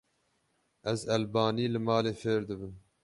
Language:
Kurdish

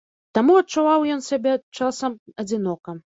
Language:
Belarusian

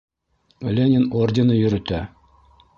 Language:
Bashkir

